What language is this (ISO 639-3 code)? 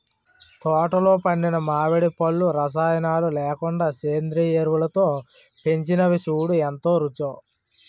tel